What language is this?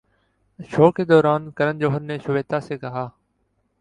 Urdu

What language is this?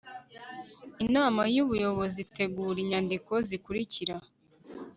Kinyarwanda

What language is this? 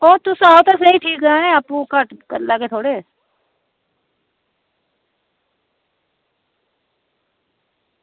Dogri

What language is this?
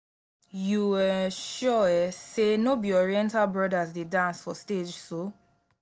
Nigerian Pidgin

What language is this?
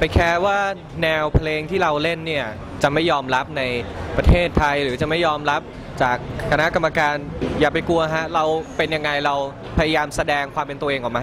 Thai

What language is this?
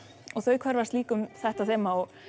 Icelandic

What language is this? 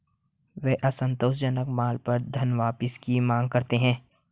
Hindi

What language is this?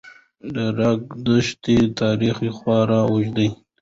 Pashto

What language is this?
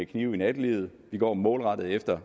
Danish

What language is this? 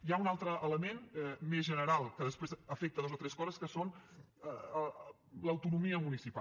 Catalan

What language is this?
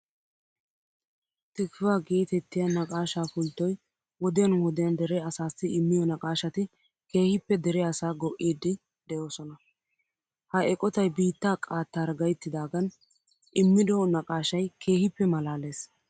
Wolaytta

